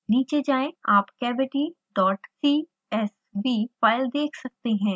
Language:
Hindi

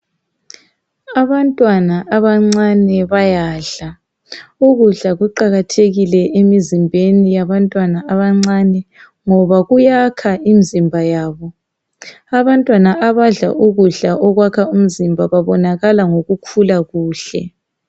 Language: North Ndebele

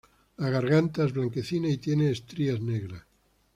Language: Spanish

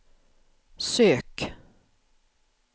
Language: Swedish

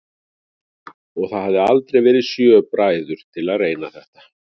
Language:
Icelandic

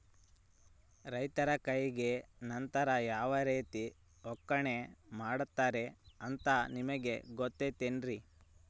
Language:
Kannada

